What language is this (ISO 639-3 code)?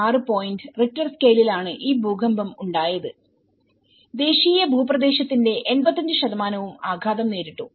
mal